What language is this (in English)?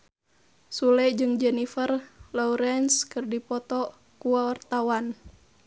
Sundanese